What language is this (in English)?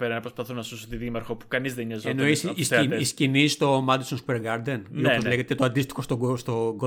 Greek